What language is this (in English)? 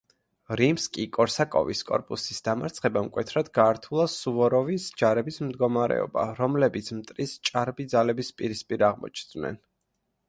Georgian